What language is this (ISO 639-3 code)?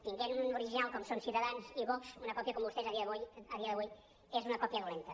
cat